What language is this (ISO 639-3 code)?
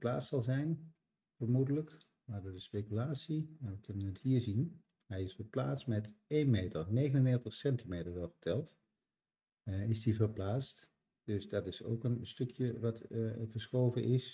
nld